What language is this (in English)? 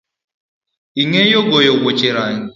Luo (Kenya and Tanzania)